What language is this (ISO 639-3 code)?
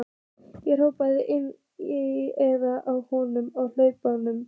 isl